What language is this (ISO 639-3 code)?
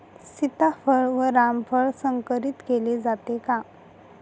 mar